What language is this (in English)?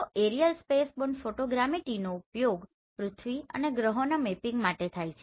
Gujarati